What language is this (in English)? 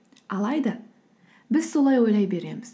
Kazakh